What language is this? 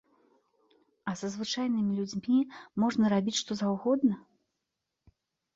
Belarusian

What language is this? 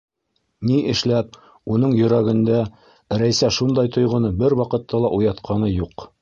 Bashkir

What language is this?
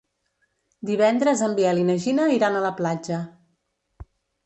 Catalan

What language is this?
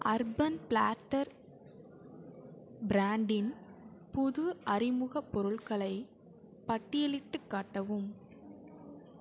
Tamil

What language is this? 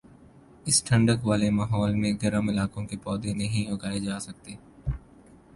Urdu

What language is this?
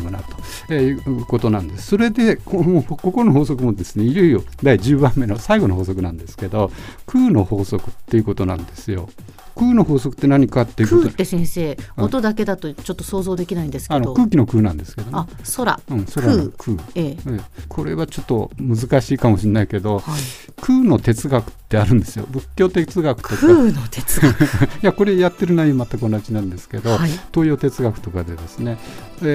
Japanese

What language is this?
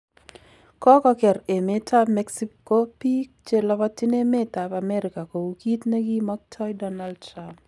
Kalenjin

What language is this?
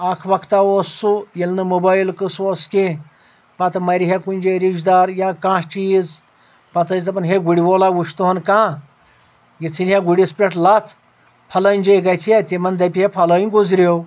Kashmiri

